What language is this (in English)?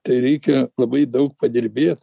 Lithuanian